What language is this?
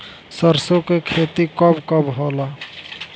Bhojpuri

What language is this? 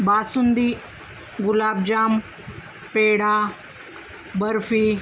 Marathi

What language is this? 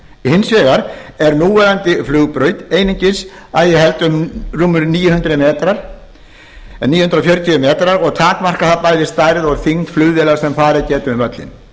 Icelandic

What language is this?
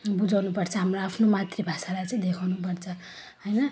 Nepali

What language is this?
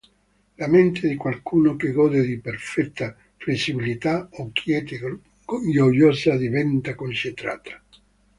Italian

